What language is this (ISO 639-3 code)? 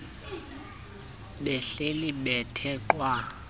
xho